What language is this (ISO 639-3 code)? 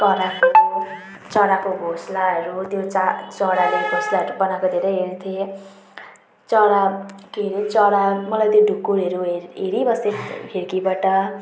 nep